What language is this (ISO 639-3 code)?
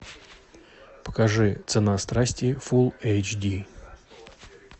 rus